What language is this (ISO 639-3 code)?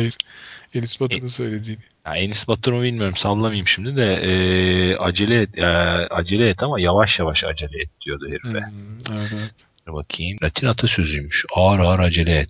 tur